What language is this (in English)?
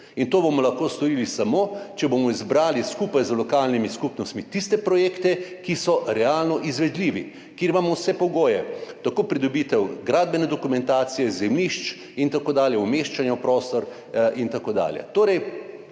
Slovenian